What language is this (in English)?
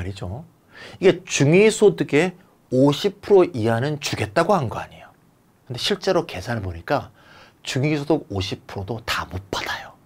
Korean